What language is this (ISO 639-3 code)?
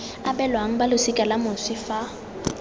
tsn